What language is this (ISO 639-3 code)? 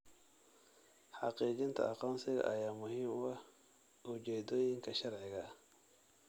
som